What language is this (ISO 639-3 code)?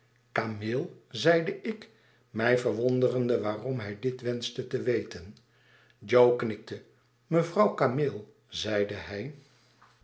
nld